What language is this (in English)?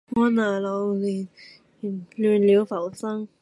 Cantonese